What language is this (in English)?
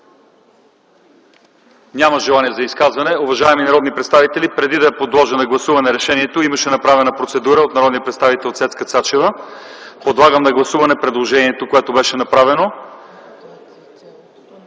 Bulgarian